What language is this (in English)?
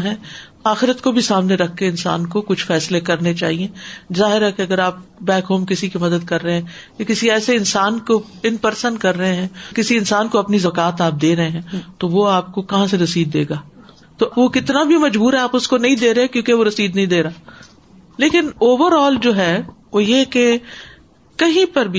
Urdu